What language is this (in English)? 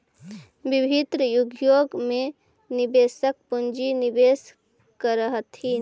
Magahi